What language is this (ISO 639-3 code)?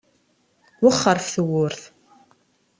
kab